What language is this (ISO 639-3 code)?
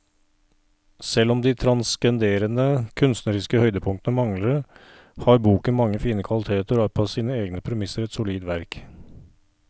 nor